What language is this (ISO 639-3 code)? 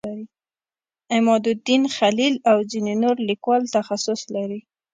pus